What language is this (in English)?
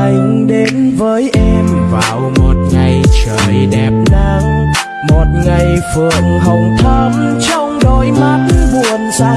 Vietnamese